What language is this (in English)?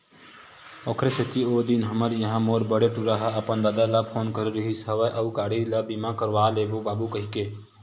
Chhattisgarhi